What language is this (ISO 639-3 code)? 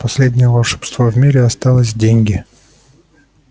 rus